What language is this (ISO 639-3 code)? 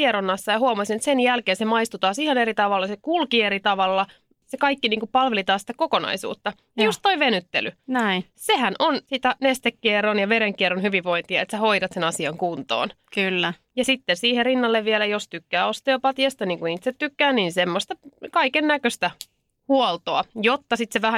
fin